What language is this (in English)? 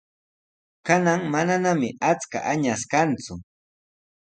Sihuas Ancash Quechua